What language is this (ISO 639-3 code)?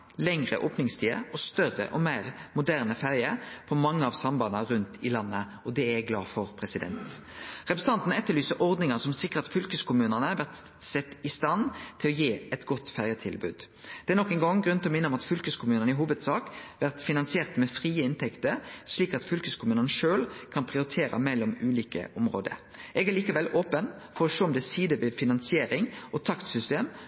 nno